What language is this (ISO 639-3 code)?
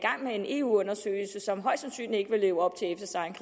dan